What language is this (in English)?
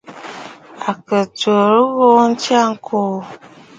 Bafut